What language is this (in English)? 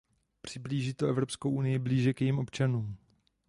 Czech